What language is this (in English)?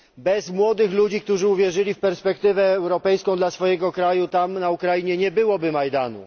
Polish